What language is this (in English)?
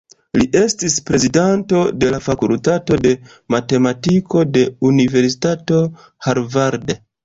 Esperanto